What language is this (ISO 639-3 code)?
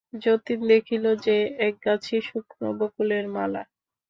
ben